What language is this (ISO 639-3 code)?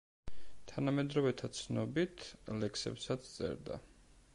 kat